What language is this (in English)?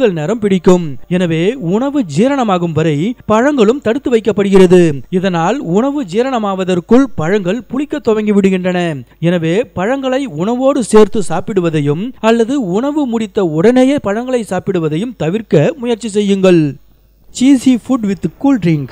Hindi